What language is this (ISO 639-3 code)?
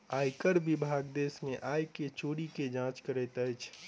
mai